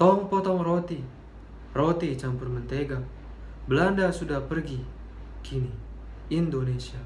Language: Indonesian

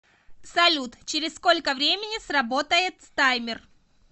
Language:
Russian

